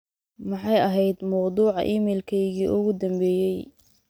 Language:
Somali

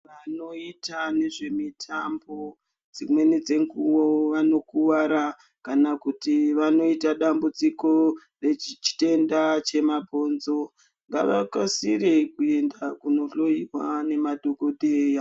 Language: Ndau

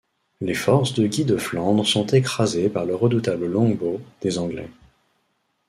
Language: French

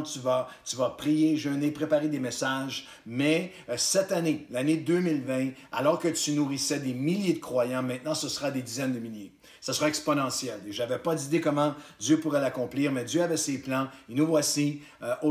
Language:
French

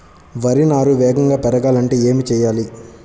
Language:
Telugu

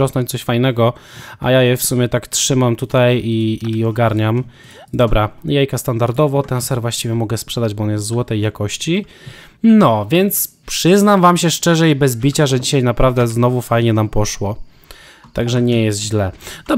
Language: Polish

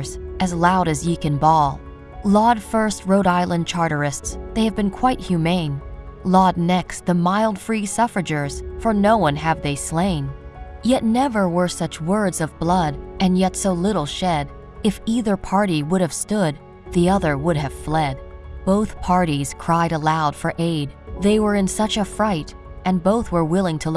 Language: English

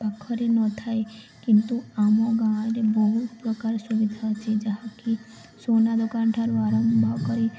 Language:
Odia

